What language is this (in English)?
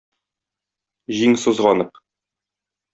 Tatar